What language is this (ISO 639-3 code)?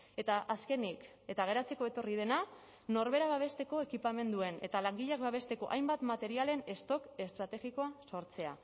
eus